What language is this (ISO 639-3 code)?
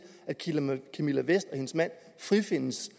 dan